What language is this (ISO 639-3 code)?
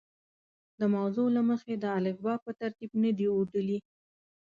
pus